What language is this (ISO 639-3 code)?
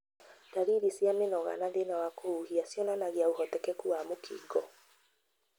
kik